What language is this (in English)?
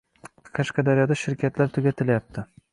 Uzbek